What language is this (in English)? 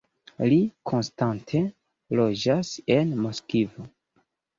Esperanto